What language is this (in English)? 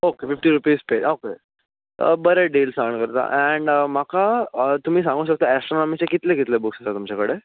Konkani